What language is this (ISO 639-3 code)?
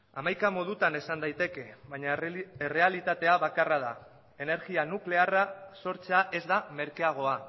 eus